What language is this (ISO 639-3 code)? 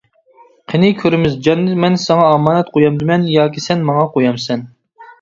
uig